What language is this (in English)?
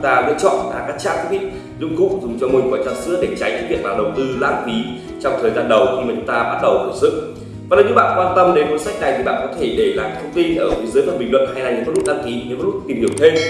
Vietnamese